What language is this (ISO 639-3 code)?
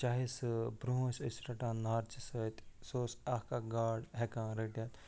kas